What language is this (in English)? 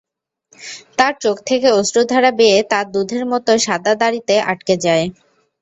Bangla